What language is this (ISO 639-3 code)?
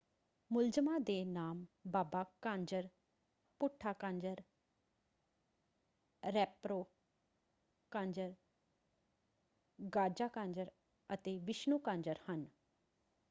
pan